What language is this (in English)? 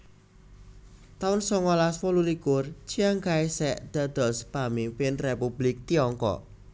Javanese